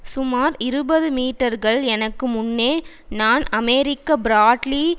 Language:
Tamil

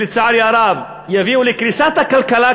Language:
Hebrew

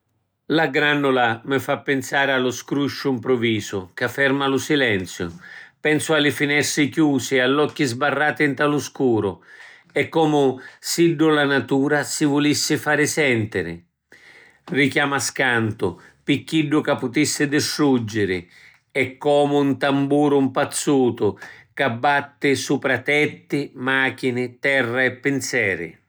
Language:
Sicilian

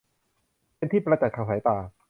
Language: Thai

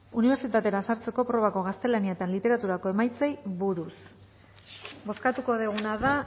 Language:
Basque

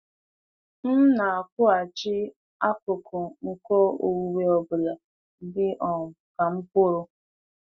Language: Igbo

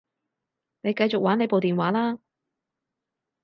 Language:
Cantonese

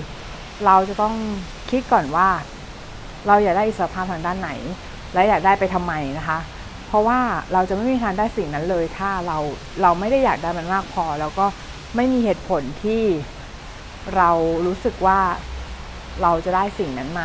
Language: Thai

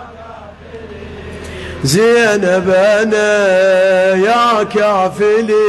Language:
Arabic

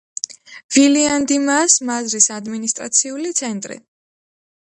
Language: Georgian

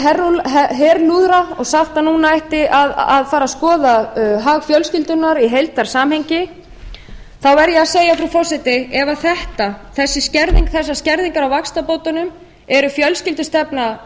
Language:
Icelandic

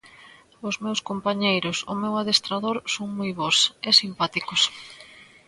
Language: Galician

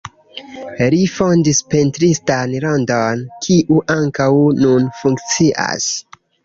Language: Esperanto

